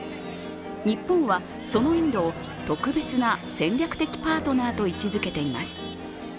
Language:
Japanese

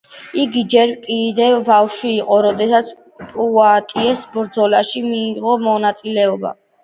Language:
Georgian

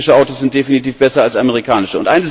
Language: German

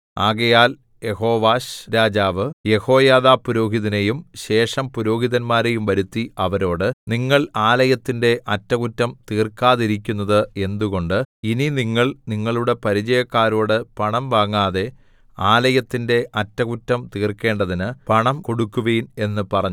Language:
Malayalam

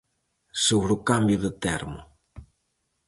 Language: Galician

